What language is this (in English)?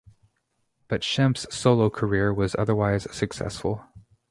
English